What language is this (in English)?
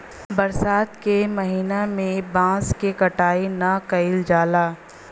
Bhojpuri